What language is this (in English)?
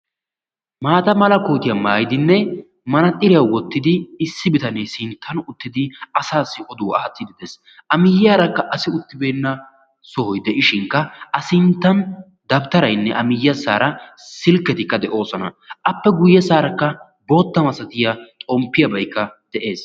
Wolaytta